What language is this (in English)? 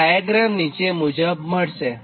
Gujarati